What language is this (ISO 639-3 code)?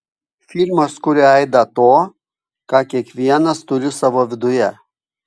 lit